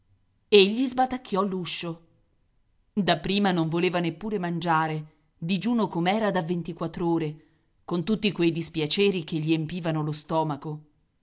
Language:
Italian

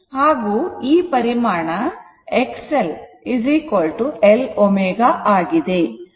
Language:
Kannada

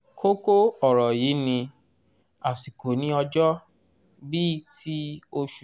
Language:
Yoruba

